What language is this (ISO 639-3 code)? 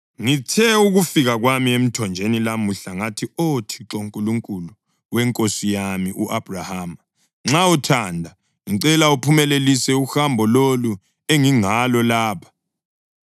nde